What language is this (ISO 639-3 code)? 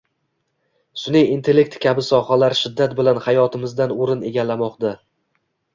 uzb